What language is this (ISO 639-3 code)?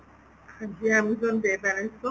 pan